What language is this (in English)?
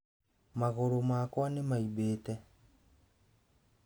Kikuyu